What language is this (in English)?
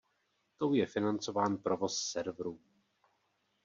Czech